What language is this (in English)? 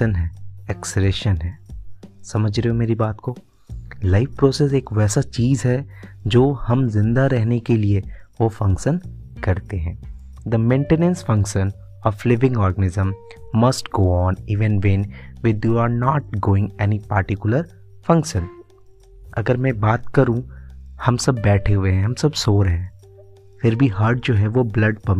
Hindi